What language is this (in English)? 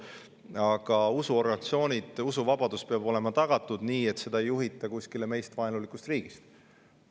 Estonian